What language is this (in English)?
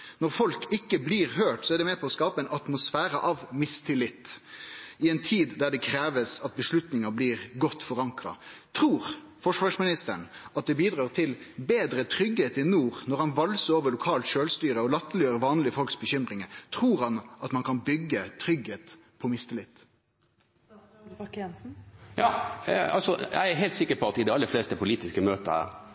Norwegian